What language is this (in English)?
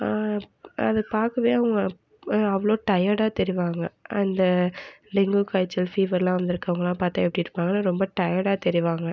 Tamil